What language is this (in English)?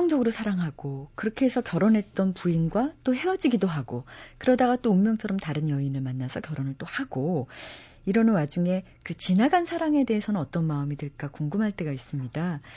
Korean